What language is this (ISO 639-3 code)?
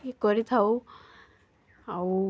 ori